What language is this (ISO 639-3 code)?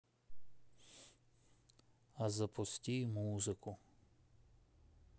rus